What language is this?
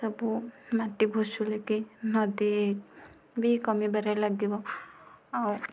Odia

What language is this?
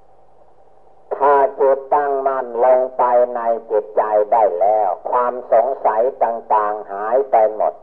Thai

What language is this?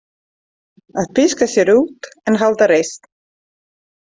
Icelandic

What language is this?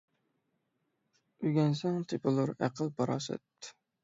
Uyghur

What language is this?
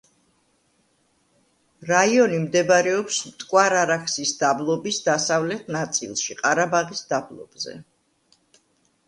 Georgian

